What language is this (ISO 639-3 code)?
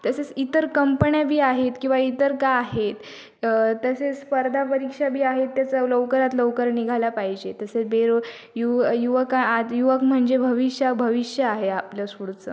mar